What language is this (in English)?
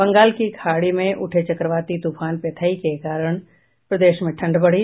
Hindi